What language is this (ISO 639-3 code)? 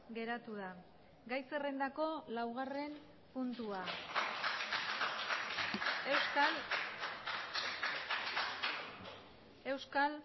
eus